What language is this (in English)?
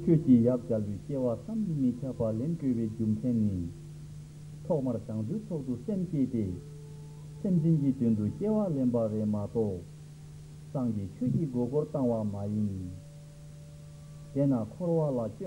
Turkish